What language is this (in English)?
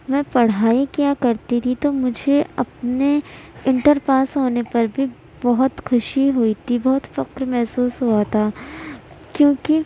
Urdu